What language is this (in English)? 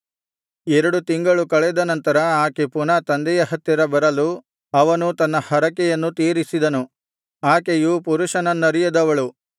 Kannada